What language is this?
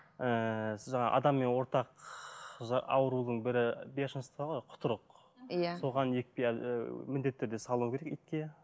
Kazakh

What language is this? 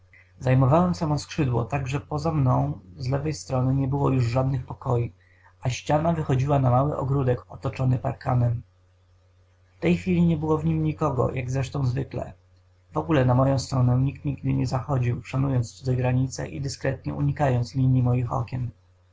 Polish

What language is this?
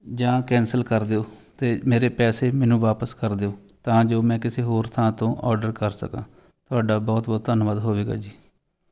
Punjabi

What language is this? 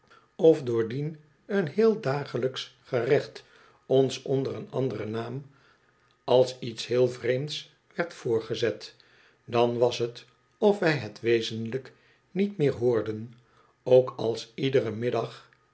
Dutch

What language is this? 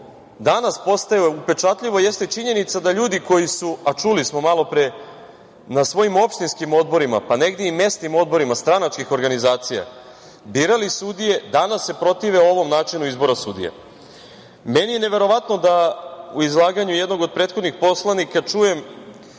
Serbian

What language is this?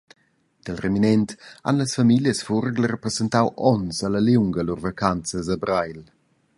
Romansh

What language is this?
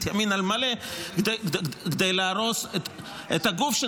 Hebrew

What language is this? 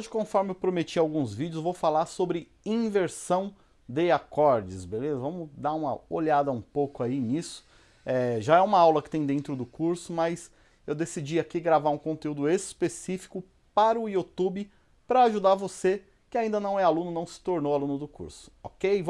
Portuguese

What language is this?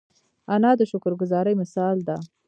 Pashto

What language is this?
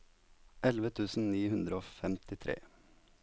Norwegian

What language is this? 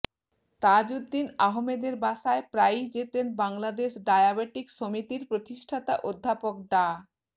Bangla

